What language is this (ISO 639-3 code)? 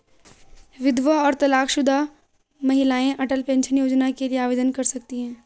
hin